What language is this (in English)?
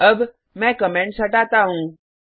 Hindi